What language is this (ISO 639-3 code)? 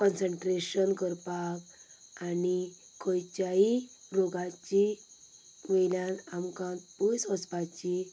kok